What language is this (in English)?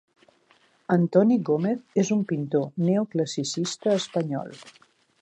Catalan